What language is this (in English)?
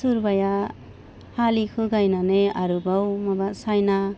Bodo